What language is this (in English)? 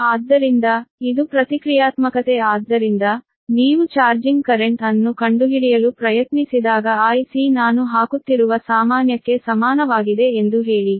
Kannada